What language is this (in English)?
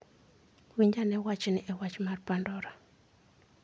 Luo (Kenya and Tanzania)